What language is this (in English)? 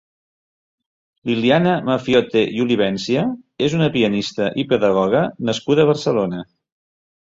Catalan